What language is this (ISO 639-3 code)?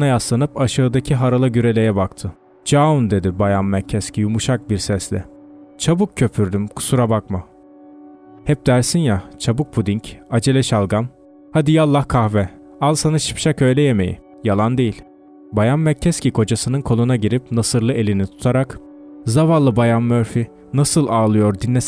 tur